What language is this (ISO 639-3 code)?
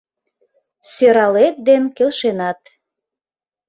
chm